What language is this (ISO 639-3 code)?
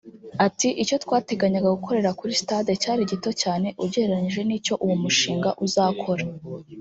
kin